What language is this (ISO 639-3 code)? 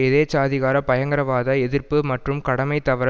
tam